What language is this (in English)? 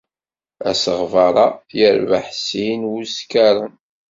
Kabyle